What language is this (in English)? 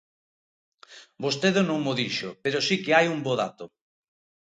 Galician